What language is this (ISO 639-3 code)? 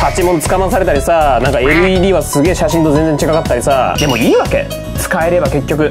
jpn